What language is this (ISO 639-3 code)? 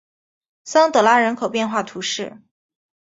zho